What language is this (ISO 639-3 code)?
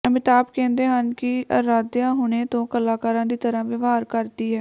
pan